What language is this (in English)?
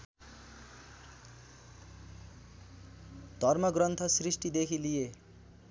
Nepali